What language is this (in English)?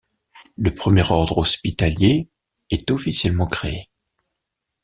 French